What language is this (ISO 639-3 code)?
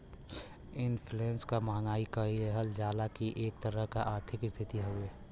bho